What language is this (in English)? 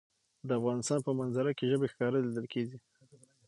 Pashto